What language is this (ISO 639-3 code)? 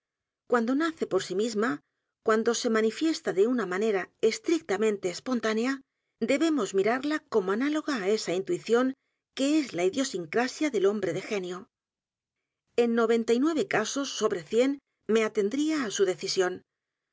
spa